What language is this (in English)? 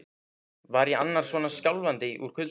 Icelandic